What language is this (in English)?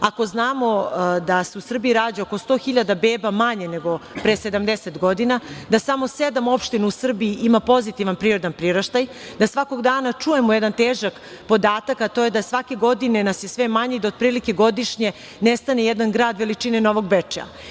Serbian